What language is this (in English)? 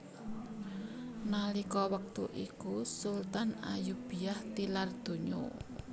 Javanese